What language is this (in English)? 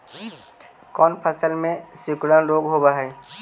Magahi